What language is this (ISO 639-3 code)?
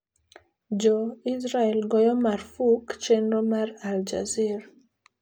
luo